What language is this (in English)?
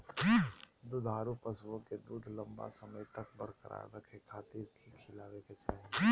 Magahi